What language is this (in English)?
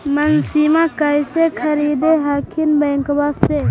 Magahi